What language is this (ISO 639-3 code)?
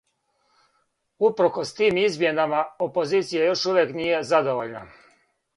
srp